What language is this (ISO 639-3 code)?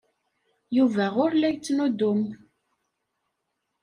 kab